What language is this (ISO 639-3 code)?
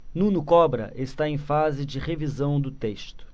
por